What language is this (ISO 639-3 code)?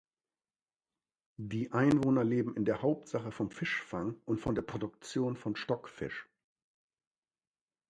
deu